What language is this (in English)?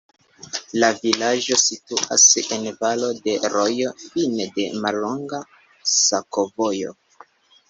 Esperanto